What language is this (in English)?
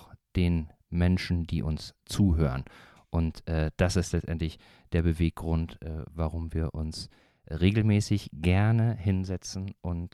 German